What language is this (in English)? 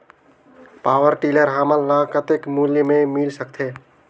Chhattisgarhi